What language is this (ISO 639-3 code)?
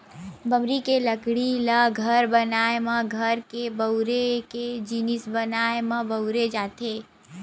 hne